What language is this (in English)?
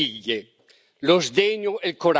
Italian